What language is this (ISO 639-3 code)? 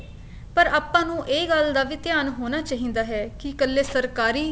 pan